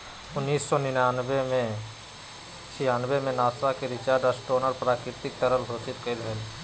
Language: Magahi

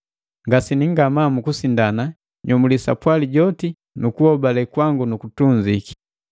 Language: Matengo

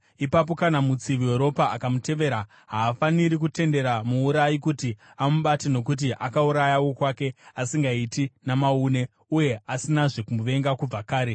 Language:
Shona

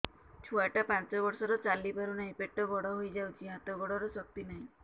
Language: Odia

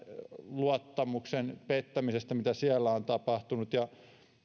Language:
Finnish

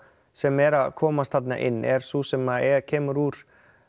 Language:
Icelandic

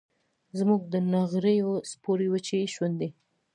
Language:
Pashto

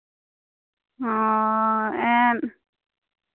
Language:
Santali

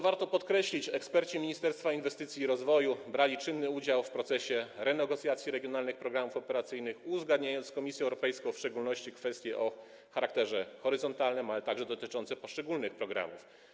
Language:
Polish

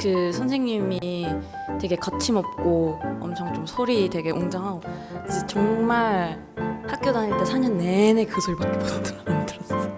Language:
Korean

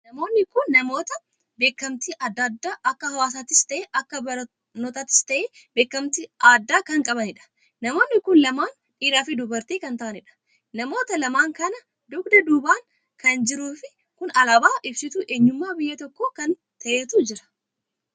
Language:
Oromo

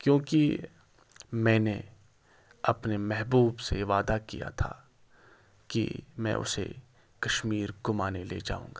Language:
Urdu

